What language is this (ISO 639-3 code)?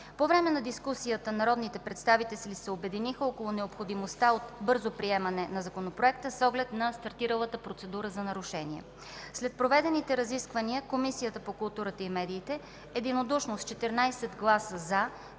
bul